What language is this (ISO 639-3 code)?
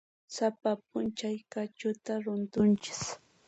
qxp